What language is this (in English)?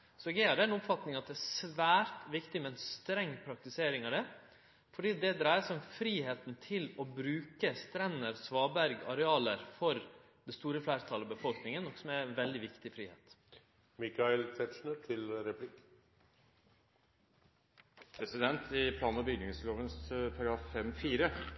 Norwegian